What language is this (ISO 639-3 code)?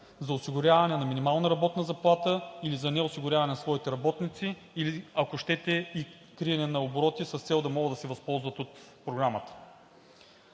bul